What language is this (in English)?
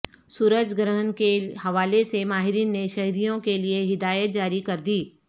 Urdu